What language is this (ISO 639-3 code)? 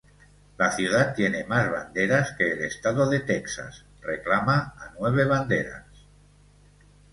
spa